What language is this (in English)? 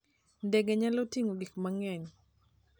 Luo (Kenya and Tanzania)